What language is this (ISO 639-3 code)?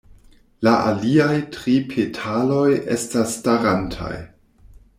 epo